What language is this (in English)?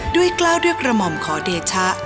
Thai